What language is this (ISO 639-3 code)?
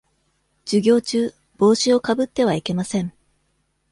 jpn